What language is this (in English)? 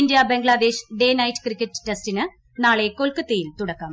Malayalam